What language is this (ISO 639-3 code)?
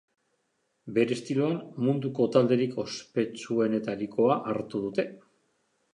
eus